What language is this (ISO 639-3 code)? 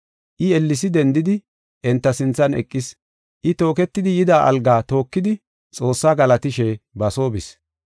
gof